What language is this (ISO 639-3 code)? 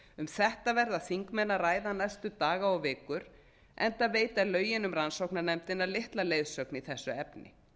isl